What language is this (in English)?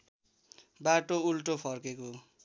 Nepali